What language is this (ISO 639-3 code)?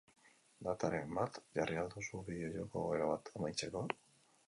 eus